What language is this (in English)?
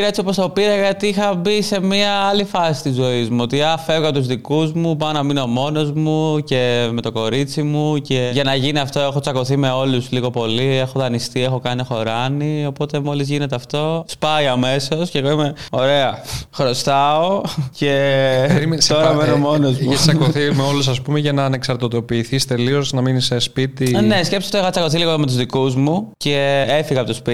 Greek